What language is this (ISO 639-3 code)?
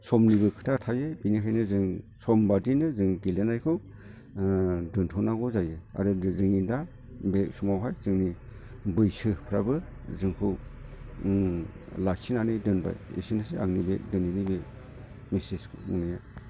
brx